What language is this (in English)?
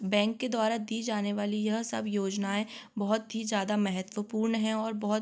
Hindi